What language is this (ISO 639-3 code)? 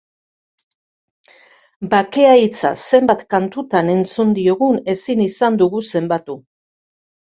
eus